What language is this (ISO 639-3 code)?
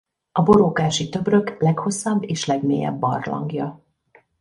hun